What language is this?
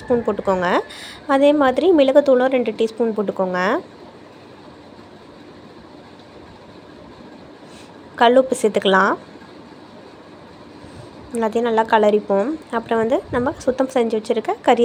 Arabic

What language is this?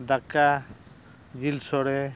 Santali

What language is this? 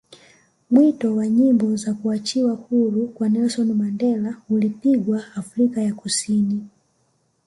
Swahili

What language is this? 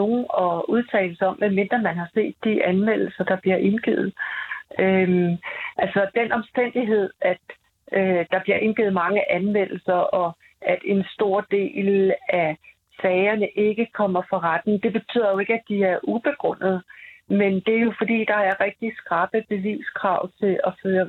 Danish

